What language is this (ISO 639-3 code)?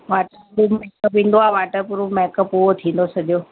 snd